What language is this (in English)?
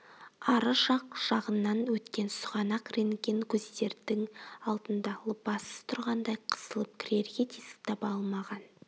Kazakh